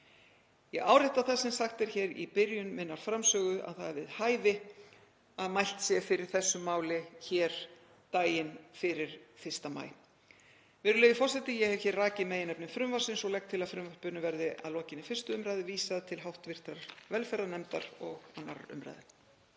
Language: Icelandic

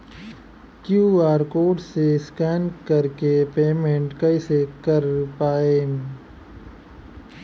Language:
Bhojpuri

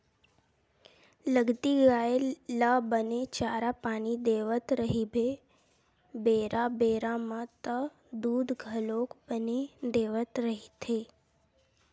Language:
Chhattisgarhi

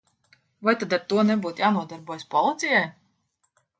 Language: Latvian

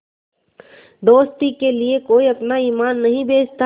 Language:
Hindi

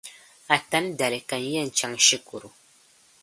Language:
Dagbani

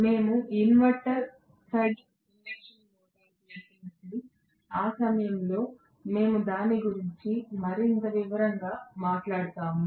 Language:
Telugu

